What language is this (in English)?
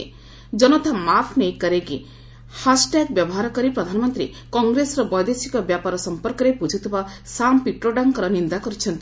Odia